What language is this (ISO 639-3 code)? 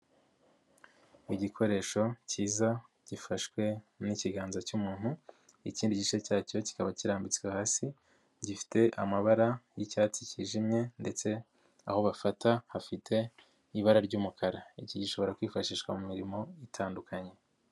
kin